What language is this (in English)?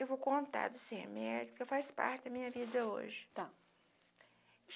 Portuguese